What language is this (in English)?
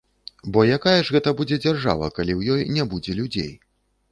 Belarusian